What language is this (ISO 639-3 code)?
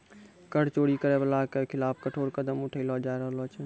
mai